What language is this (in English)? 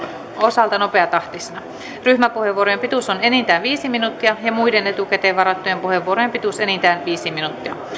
Finnish